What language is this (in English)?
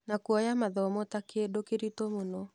Kikuyu